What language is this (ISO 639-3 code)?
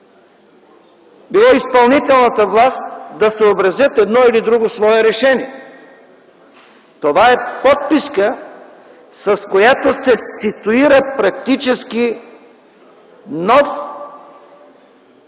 bul